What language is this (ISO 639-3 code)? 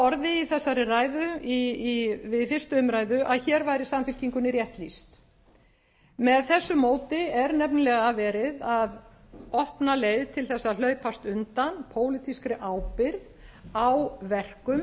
isl